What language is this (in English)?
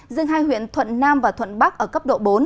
Vietnamese